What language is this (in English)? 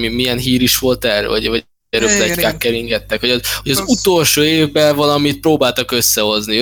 Hungarian